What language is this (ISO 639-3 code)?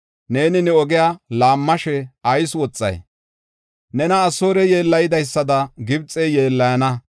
gof